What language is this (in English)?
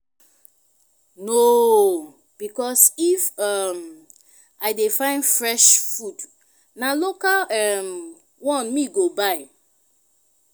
Nigerian Pidgin